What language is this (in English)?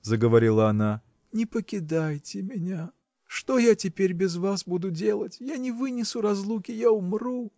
Russian